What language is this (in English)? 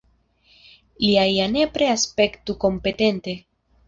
Esperanto